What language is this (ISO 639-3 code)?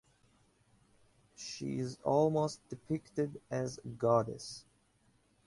eng